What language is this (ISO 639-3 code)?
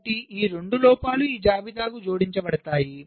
tel